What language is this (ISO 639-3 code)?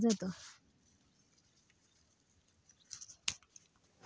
mar